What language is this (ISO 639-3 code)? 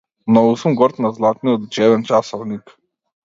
mkd